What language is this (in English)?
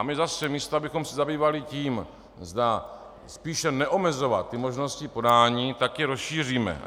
Czech